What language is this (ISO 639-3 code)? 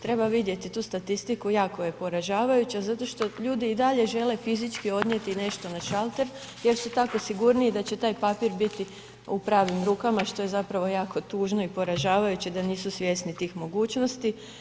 hrv